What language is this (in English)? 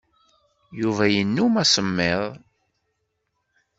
Kabyle